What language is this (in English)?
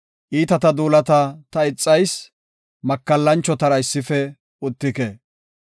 Gofa